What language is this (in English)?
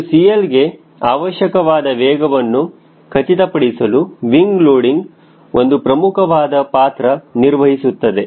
Kannada